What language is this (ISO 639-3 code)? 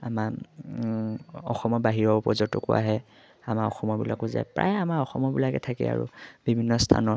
asm